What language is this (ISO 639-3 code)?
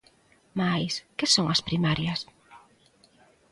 glg